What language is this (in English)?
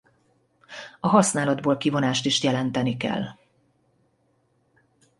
Hungarian